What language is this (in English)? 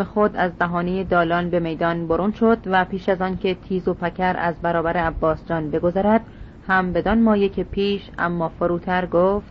Persian